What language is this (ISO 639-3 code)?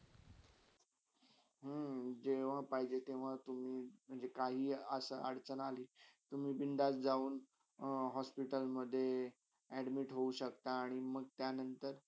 mar